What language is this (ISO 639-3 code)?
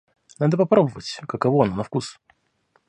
rus